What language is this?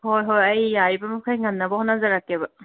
Manipuri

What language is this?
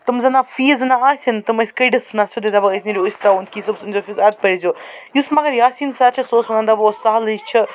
Kashmiri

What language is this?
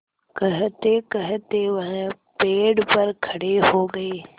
Hindi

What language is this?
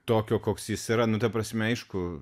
Lithuanian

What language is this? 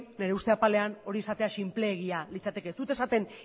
Basque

